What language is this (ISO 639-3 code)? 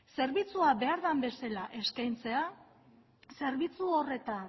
eus